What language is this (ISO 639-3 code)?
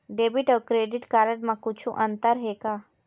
hne